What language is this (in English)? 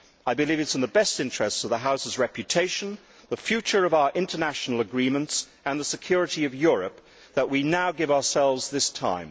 English